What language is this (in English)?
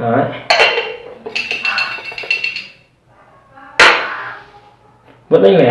Vietnamese